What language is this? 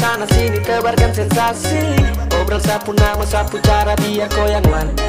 Vietnamese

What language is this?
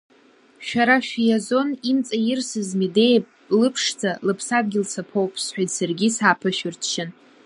Abkhazian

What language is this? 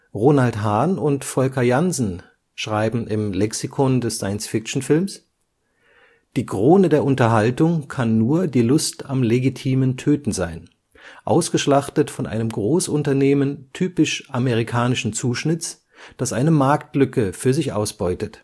German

